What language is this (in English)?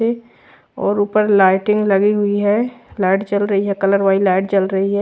Hindi